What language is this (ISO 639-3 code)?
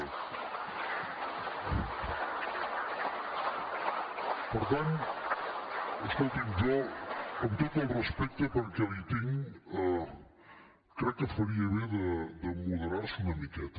cat